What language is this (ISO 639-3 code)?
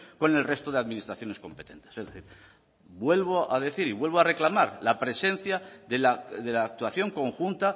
spa